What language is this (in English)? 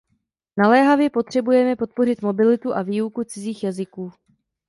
Czech